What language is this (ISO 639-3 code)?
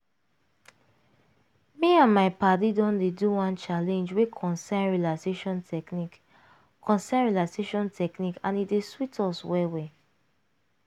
pcm